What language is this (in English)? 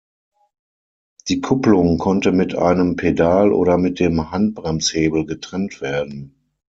German